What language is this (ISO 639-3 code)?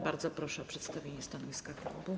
pol